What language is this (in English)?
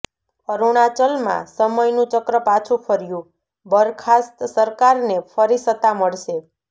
Gujarati